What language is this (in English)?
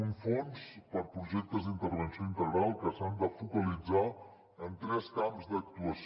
Catalan